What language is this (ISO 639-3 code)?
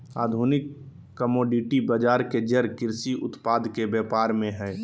mag